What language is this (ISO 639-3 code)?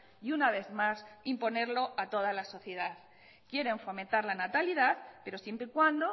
spa